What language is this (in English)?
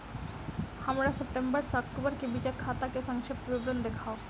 Maithili